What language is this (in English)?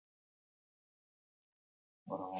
Basque